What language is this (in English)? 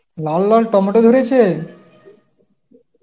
Bangla